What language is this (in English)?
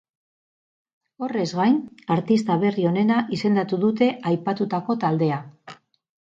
Basque